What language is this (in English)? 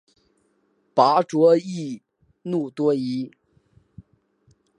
Chinese